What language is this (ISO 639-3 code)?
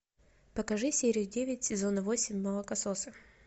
rus